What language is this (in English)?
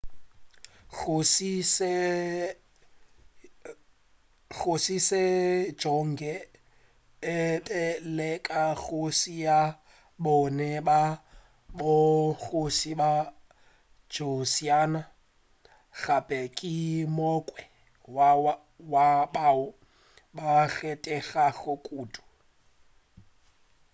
Northern Sotho